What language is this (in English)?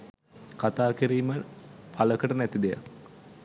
Sinhala